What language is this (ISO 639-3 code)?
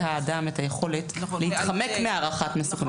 heb